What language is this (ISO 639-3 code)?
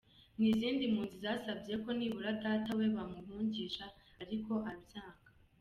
kin